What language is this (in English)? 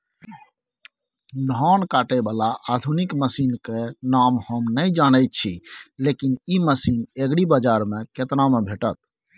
Maithili